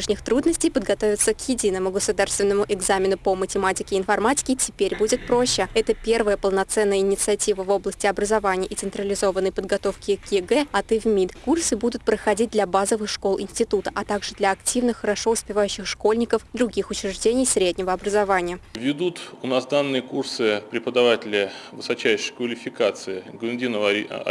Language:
Russian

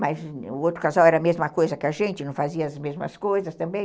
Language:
Portuguese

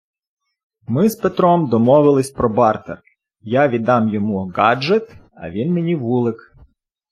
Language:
Ukrainian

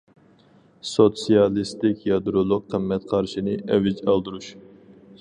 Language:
Uyghur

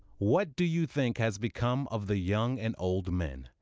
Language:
English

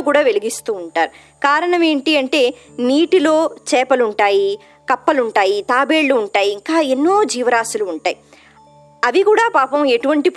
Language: Telugu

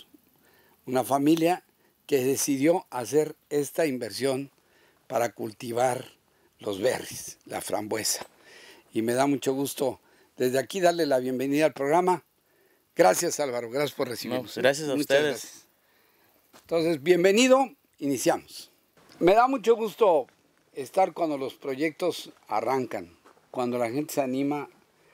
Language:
Spanish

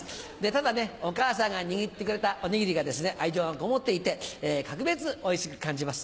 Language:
Japanese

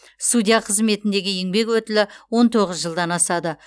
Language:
Kazakh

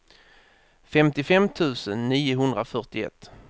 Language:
Swedish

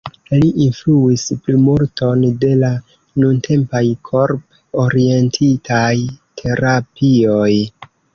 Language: Esperanto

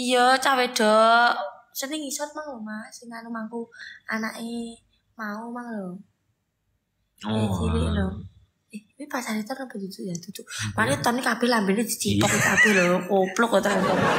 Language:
Indonesian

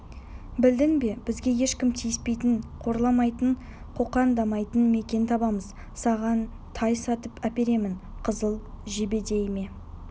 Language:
Kazakh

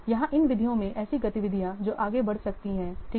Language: Hindi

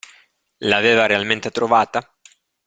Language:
Italian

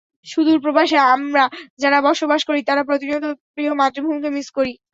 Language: Bangla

